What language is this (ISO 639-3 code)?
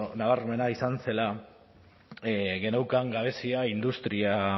eus